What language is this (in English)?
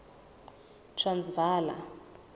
Southern Sotho